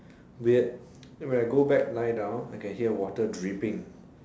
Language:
English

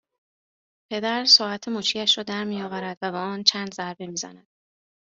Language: Persian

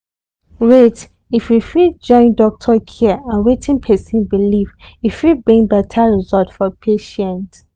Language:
Nigerian Pidgin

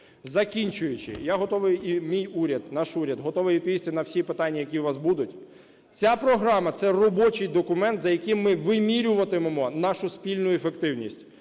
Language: Ukrainian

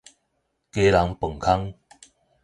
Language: Min Nan Chinese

